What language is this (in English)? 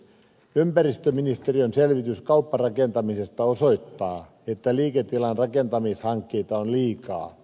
Finnish